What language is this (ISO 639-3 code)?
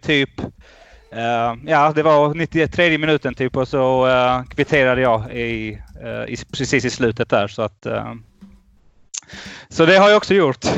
swe